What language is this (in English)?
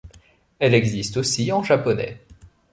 French